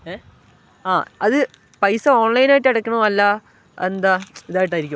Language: Malayalam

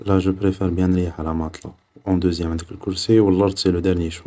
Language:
Algerian Arabic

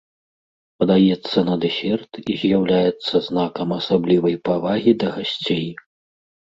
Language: Belarusian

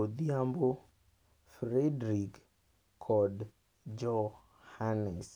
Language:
Luo (Kenya and Tanzania)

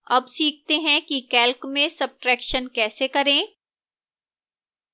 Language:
Hindi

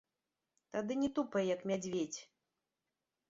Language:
Belarusian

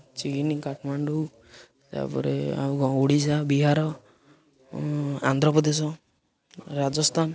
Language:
Odia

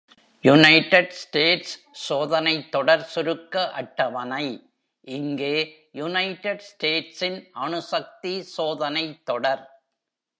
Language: Tamil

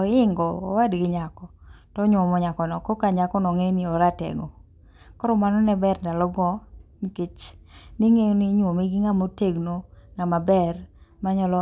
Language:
Luo (Kenya and Tanzania)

